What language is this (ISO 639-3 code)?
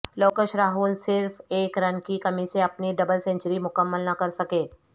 urd